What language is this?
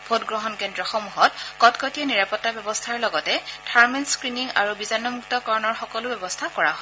Assamese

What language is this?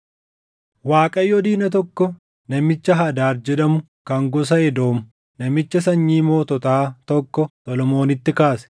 Oromo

